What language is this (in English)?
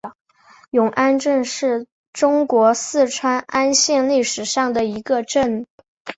Chinese